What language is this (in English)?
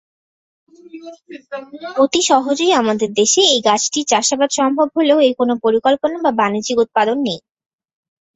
Bangla